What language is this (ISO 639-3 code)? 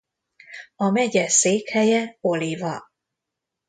hun